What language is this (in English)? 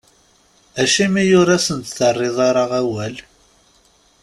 Kabyle